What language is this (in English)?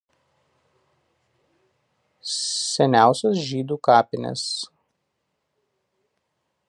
Lithuanian